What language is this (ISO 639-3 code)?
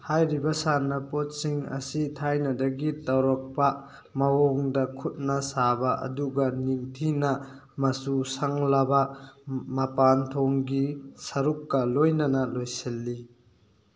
mni